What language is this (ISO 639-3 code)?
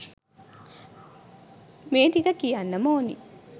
sin